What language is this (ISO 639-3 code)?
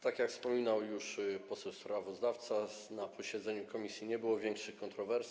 pol